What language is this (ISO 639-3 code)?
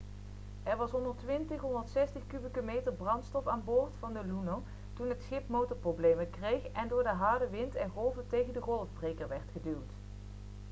nld